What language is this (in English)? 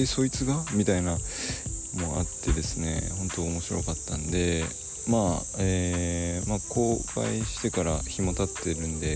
Japanese